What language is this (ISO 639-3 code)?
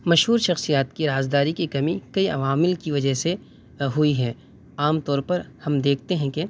urd